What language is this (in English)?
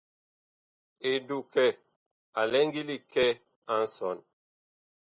Bakoko